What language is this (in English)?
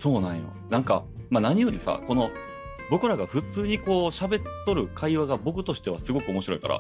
Japanese